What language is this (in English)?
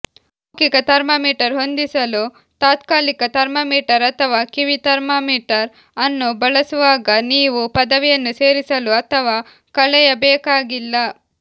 Kannada